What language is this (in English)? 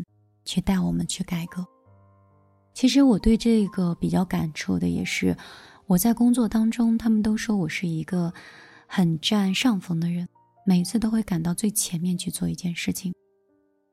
Chinese